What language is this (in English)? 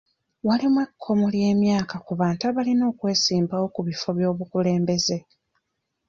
Ganda